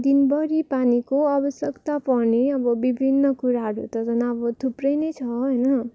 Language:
Nepali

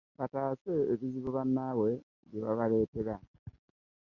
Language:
Ganda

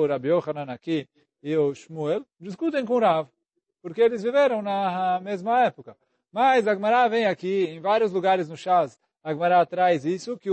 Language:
Portuguese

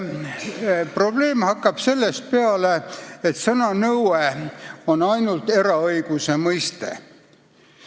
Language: Estonian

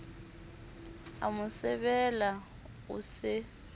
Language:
Southern Sotho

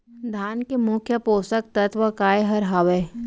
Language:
Chhattisgarhi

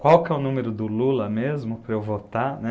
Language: Portuguese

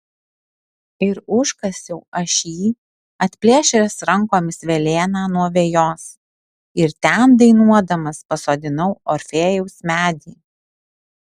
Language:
Lithuanian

